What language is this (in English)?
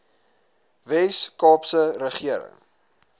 Afrikaans